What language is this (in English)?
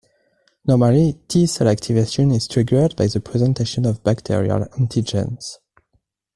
English